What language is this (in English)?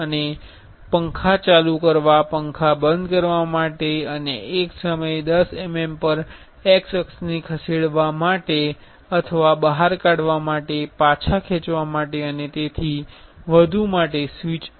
Gujarati